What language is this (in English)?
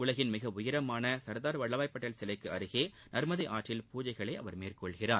Tamil